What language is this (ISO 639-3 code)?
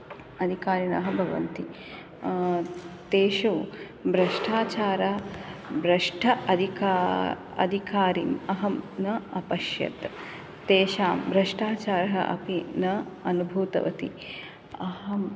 san